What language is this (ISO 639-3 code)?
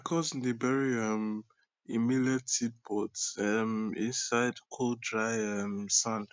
pcm